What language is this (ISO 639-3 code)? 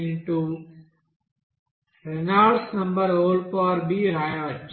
tel